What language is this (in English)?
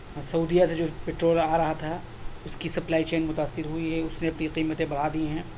Urdu